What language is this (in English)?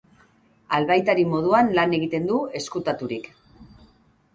Basque